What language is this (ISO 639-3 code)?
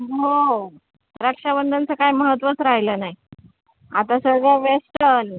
mar